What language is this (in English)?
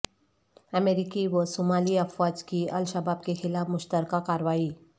Urdu